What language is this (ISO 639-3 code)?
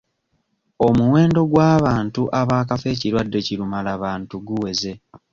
lug